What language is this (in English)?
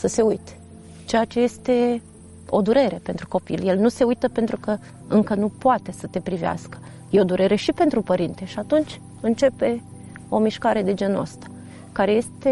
Romanian